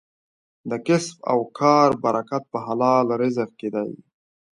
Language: Pashto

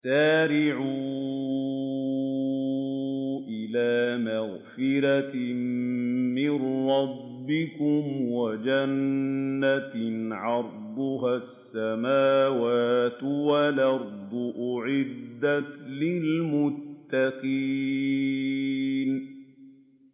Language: Arabic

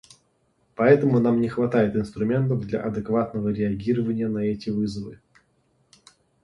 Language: Russian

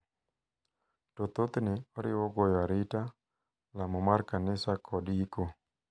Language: Luo (Kenya and Tanzania)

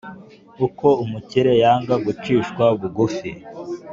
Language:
Kinyarwanda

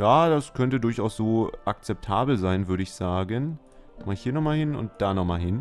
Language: German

